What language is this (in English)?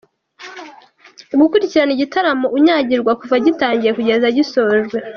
Kinyarwanda